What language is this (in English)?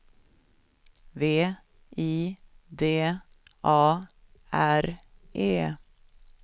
Swedish